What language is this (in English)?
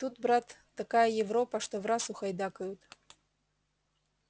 Russian